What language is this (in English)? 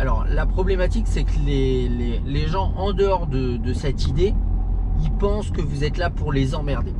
French